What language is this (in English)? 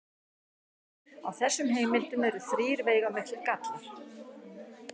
Icelandic